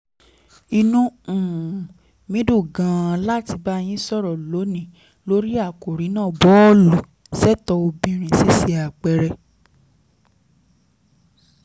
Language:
Yoruba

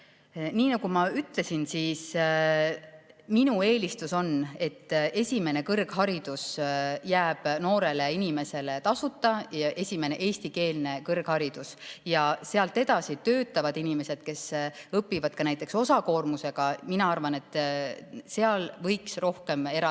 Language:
Estonian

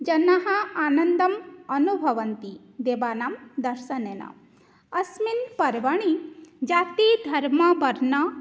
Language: Sanskrit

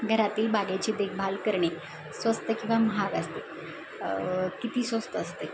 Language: Marathi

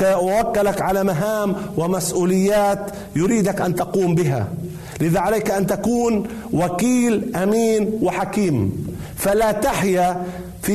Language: Arabic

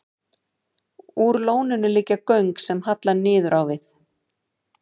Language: Icelandic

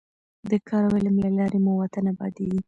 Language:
Pashto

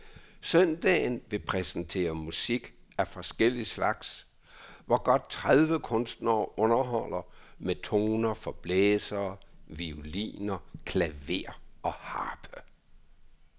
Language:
Danish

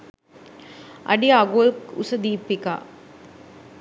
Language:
Sinhala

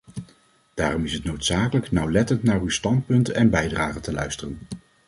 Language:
Dutch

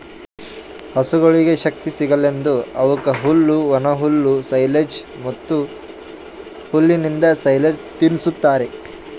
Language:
Kannada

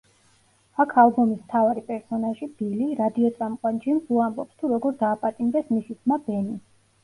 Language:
Georgian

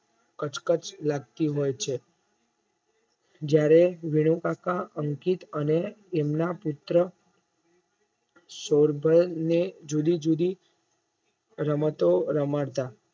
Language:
Gujarati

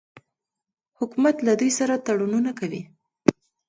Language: Pashto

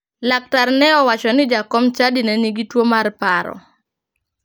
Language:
Luo (Kenya and Tanzania)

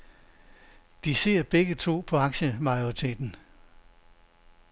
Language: Danish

